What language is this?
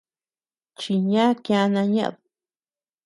Tepeuxila Cuicatec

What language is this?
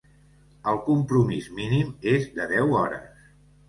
Catalan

